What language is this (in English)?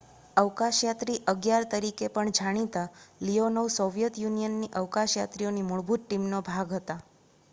Gujarati